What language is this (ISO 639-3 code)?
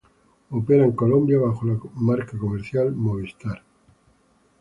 spa